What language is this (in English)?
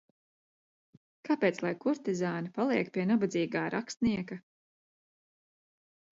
Latvian